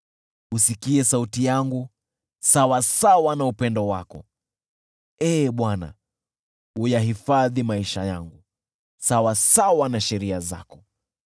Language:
Swahili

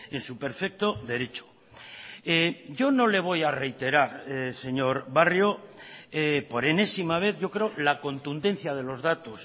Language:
Spanish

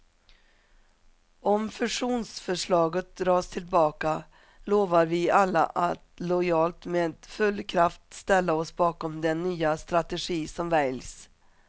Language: Swedish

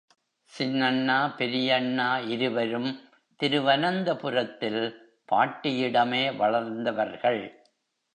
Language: Tamil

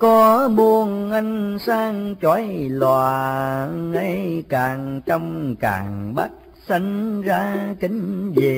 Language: Vietnamese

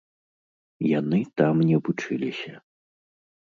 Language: Belarusian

